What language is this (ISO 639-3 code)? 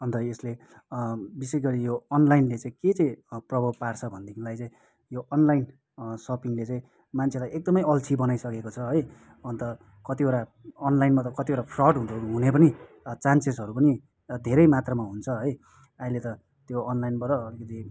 nep